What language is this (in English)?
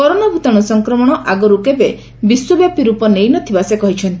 Odia